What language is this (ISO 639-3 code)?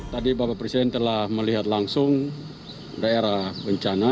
ind